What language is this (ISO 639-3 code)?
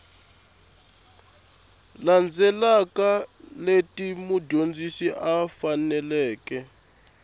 tso